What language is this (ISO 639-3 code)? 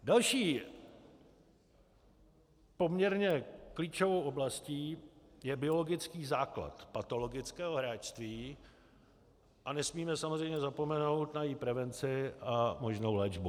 ces